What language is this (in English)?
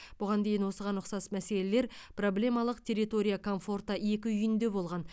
Kazakh